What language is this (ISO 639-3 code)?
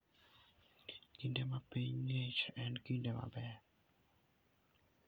luo